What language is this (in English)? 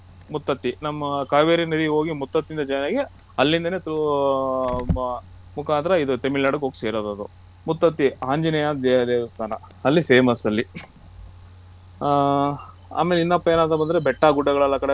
Kannada